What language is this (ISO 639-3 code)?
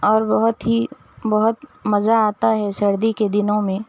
urd